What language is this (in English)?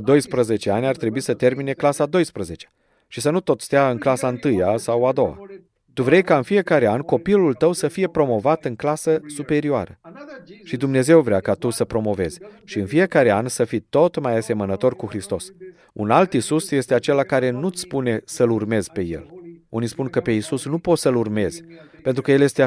Romanian